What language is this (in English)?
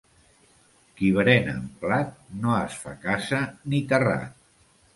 Catalan